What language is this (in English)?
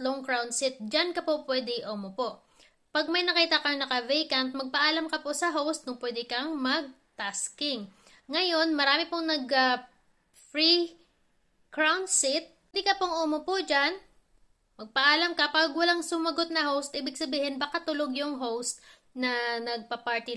Filipino